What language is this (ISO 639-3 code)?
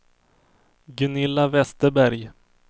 swe